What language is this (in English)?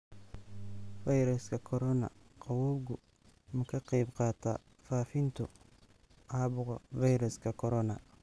Somali